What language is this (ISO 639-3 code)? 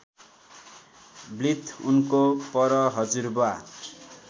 nep